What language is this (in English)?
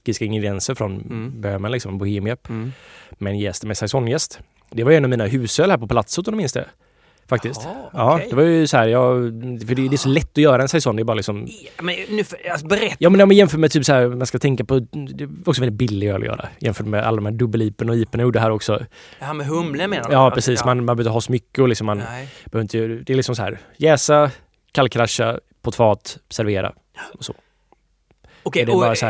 Swedish